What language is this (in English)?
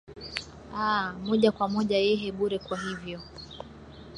Swahili